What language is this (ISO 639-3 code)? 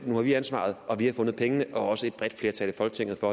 dan